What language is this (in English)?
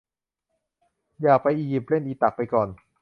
Thai